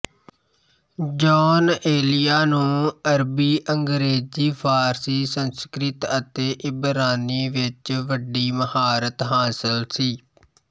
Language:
Punjabi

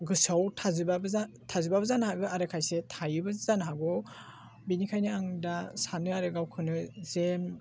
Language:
Bodo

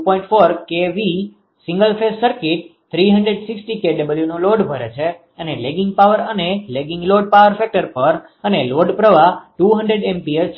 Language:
Gujarati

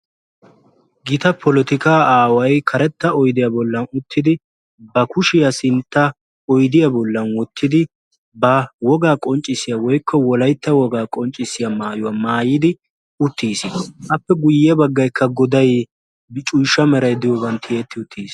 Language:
Wolaytta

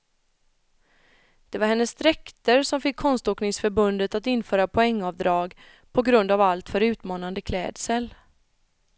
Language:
Swedish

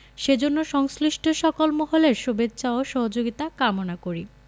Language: Bangla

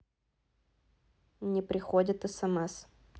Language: Russian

